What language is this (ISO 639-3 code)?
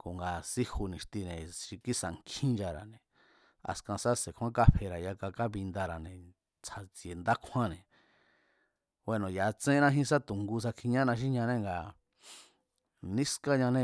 vmz